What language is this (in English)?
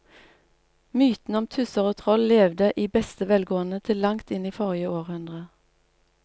Norwegian